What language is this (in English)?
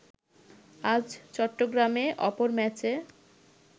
Bangla